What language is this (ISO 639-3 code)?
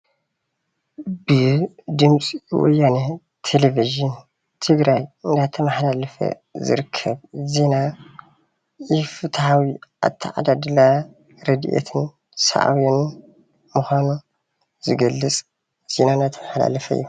tir